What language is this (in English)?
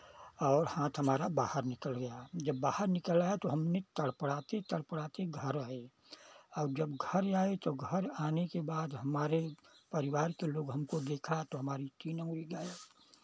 Hindi